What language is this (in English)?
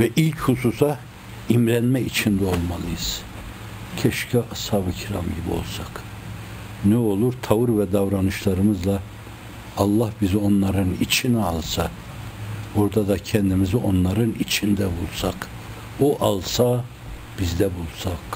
Turkish